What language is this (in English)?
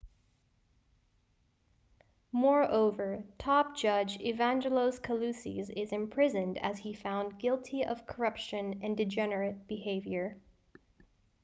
English